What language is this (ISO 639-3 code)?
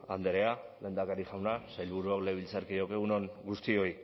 eus